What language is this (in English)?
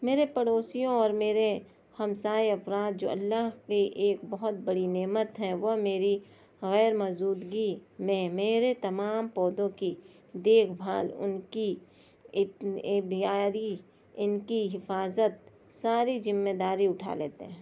Urdu